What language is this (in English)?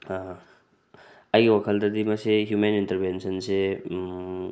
Manipuri